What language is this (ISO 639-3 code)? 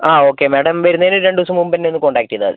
mal